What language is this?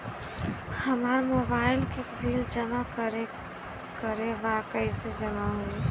Bhojpuri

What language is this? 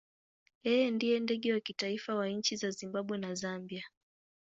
Swahili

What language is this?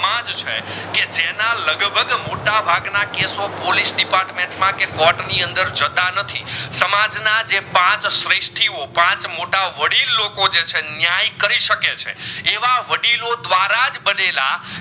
Gujarati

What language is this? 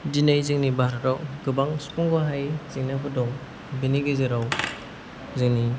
Bodo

